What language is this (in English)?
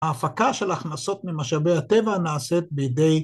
Hebrew